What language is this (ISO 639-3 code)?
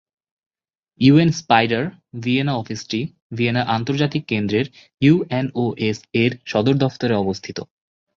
ben